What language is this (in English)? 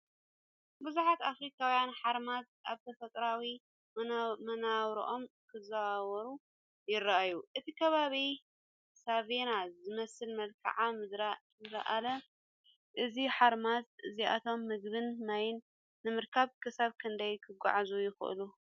Tigrinya